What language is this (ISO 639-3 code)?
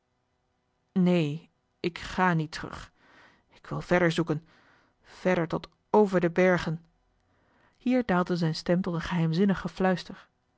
nld